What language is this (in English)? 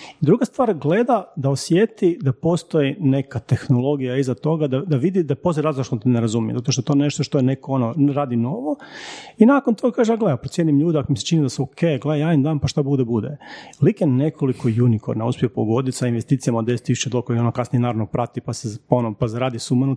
Croatian